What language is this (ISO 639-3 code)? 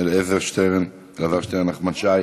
heb